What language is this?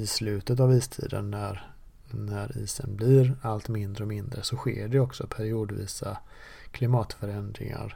Swedish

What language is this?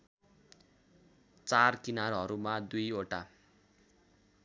Nepali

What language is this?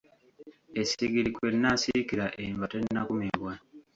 Ganda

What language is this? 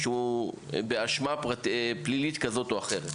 Hebrew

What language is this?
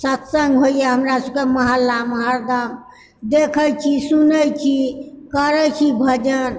Maithili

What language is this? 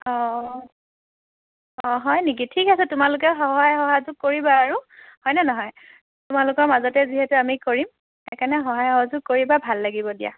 Assamese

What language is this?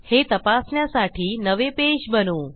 Marathi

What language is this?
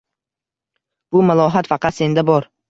Uzbek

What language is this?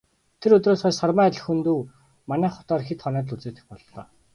Mongolian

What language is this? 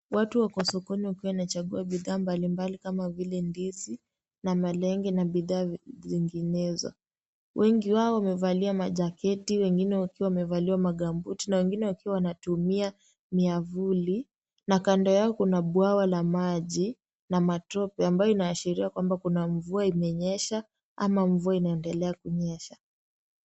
Swahili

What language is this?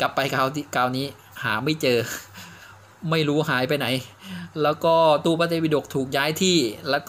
Thai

